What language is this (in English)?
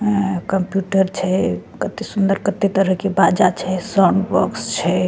Maithili